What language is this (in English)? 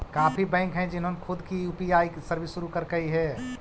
Magahi